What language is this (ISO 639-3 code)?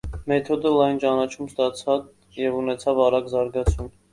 hye